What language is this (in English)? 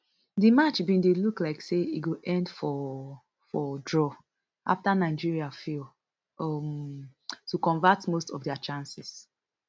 Nigerian Pidgin